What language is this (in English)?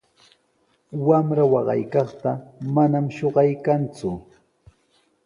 Sihuas Ancash Quechua